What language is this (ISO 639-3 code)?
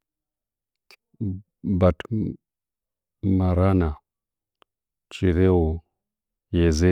nja